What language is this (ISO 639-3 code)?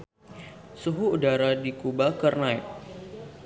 sun